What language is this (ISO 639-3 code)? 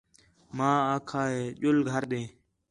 xhe